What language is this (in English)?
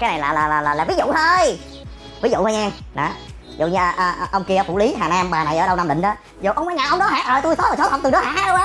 Vietnamese